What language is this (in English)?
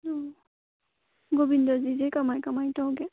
Manipuri